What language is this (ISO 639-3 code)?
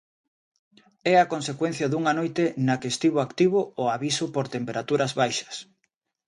glg